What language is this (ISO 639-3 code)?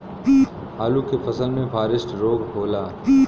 bho